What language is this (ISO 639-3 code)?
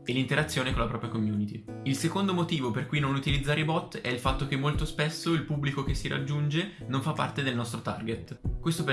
ita